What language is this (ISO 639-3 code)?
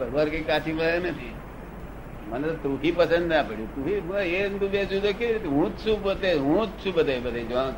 guj